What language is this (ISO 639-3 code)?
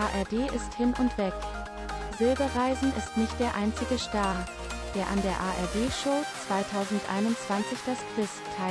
deu